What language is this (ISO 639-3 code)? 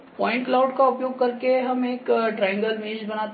hin